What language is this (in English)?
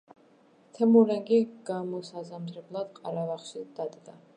Georgian